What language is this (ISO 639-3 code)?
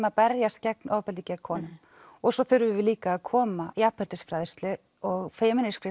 isl